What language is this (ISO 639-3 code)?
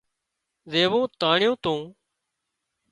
kxp